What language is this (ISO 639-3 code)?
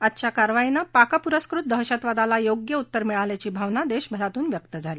mar